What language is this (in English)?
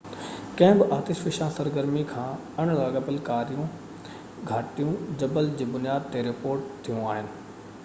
Sindhi